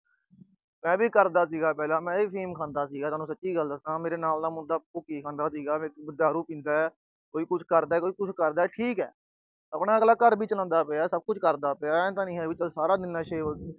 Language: Punjabi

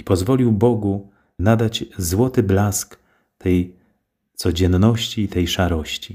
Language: Polish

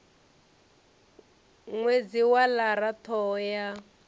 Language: Venda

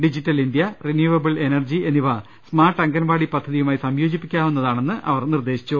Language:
Malayalam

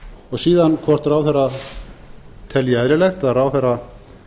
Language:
Icelandic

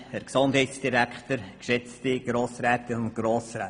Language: Swiss German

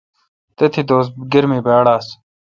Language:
Kalkoti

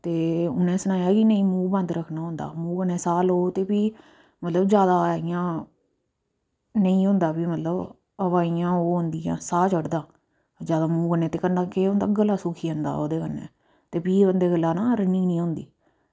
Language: Dogri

